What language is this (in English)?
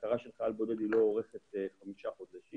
Hebrew